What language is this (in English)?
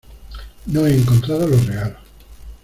Spanish